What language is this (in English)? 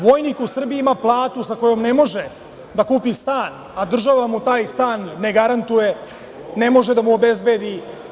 Serbian